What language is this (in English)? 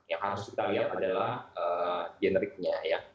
Indonesian